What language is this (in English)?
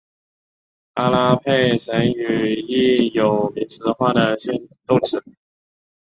Chinese